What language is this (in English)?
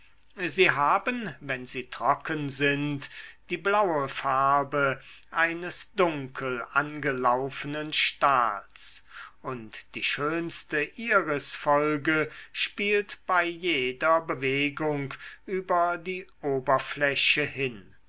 German